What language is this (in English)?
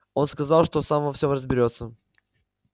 Russian